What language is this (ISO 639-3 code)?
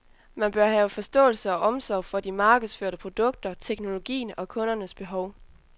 dan